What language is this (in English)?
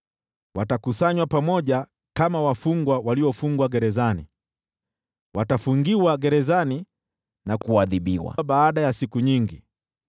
Swahili